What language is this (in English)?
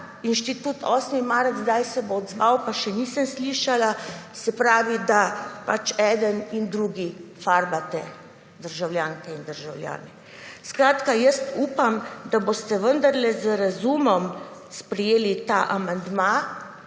Slovenian